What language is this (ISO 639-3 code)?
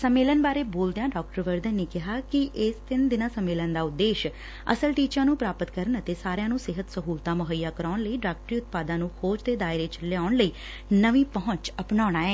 pan